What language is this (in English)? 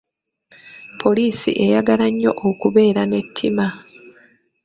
Ganda